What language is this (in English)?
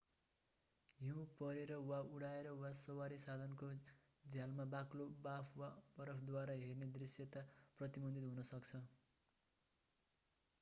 Nepali